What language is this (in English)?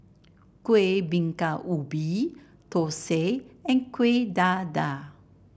English